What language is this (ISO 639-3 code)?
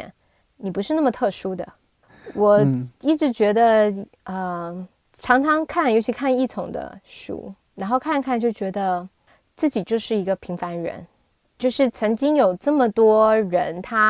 zho